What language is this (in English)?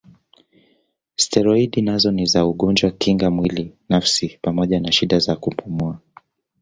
Swahili